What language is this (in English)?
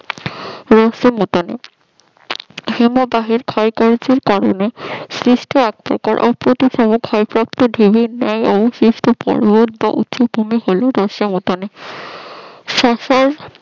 Bangla